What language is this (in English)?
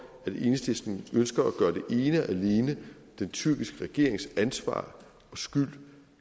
Danish